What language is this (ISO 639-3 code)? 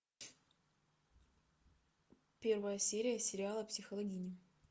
rus